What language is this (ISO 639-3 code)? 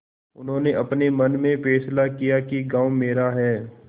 hin